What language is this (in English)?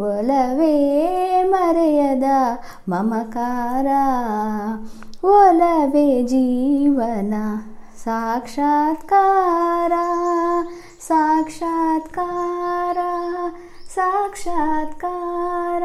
Hindi